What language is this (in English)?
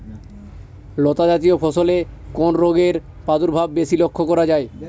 Bangla